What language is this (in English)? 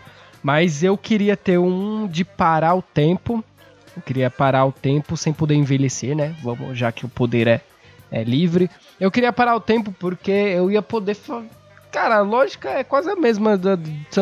Portuguese